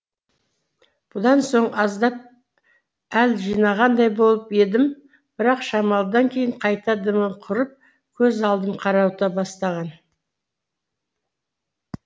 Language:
Kazakh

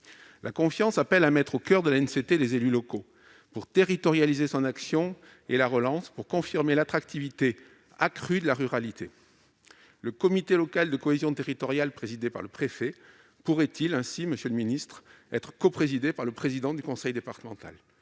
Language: French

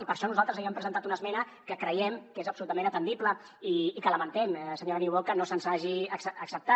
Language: Catalan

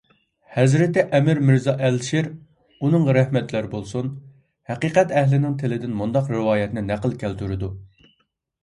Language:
Uyghur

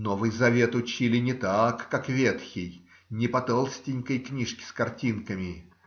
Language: Russian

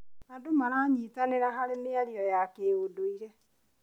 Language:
Kikuyu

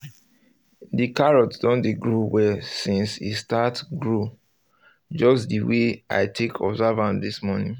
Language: Nigerian Pidgin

